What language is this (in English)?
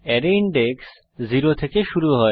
Bangla